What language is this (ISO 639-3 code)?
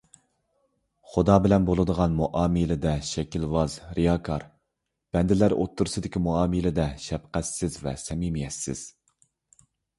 uig